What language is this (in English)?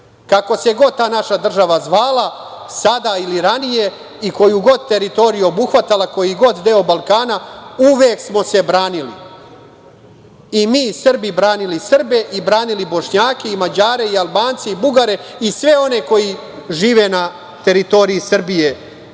Serbian